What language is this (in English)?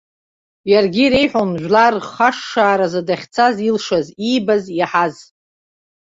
Abkhazian